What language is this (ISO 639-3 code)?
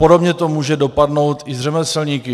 ces